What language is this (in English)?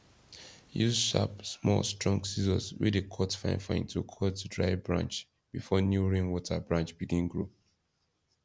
Nigerian Pidgin